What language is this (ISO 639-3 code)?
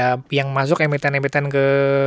ind